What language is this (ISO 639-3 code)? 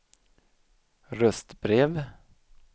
swe